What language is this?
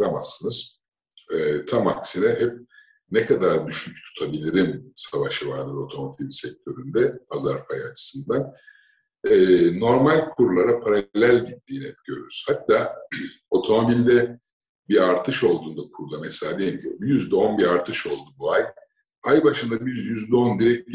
Turkish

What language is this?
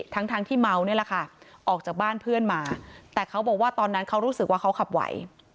Thai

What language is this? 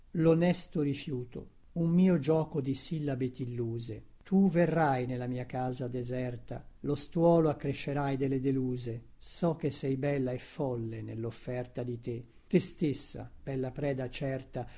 Italian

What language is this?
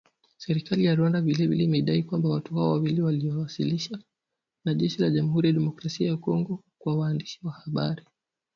Swahili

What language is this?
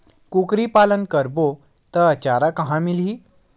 Chhattisgarhi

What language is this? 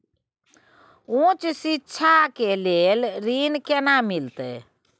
Maithili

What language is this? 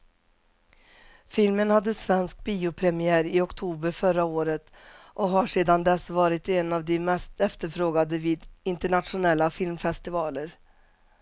Swedish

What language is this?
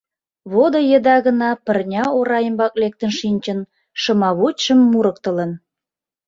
Mari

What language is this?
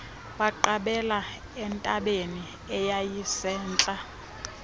Xhosa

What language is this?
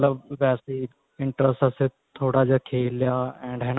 Punjabi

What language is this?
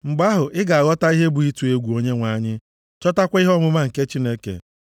Igbo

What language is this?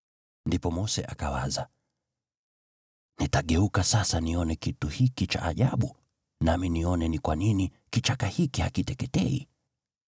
Swahili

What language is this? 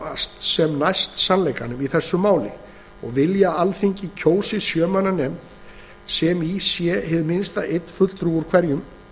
Icelandic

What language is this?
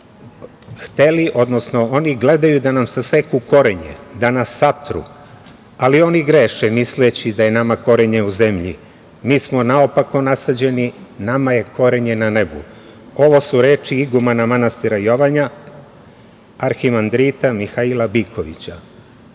Serbian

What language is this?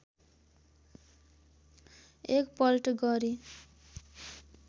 Nepali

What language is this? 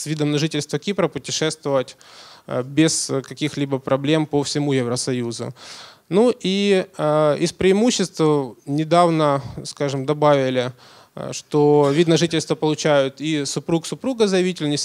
Russian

